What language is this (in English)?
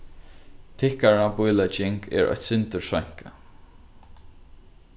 Faroese